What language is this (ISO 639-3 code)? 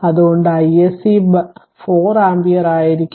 mal